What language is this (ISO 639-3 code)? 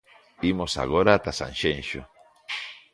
glg